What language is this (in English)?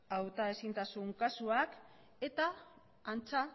Basque